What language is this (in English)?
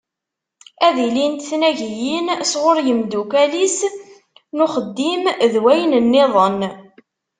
Kabyle